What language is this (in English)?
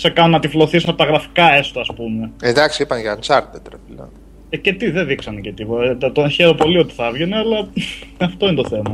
Greek